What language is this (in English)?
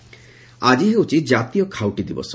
Odia